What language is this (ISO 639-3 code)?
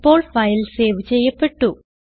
mal